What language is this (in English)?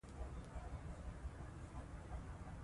Pashto